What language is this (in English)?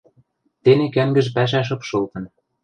Western Mari